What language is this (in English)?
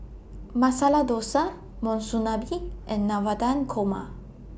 English